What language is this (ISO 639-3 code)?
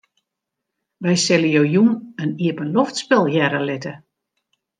fry